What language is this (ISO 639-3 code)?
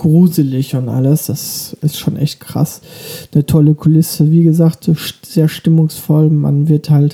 deu